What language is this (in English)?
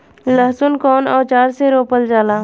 Bhojpuri